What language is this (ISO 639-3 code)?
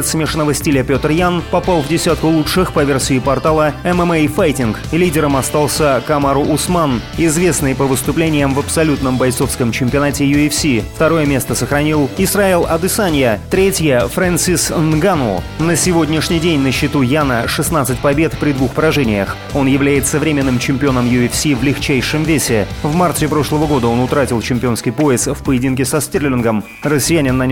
rus